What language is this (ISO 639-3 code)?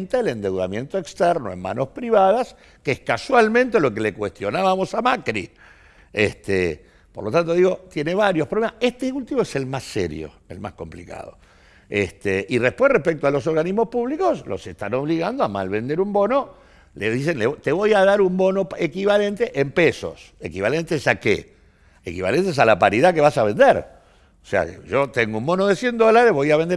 spa